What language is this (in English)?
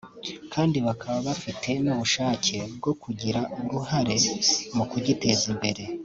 Kinyarwanda